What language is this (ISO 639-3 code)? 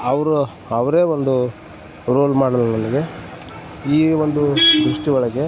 kan